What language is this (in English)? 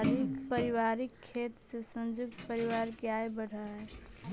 Magahi